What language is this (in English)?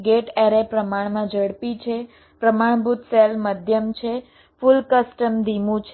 Gujarati